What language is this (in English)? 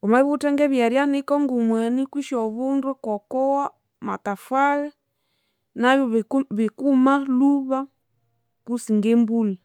Konzo